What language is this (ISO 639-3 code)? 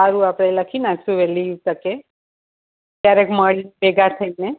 guj